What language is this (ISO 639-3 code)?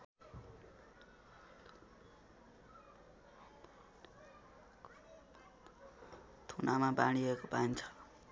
nep